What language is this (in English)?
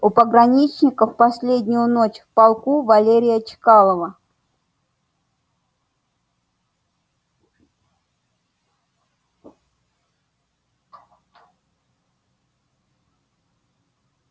Russian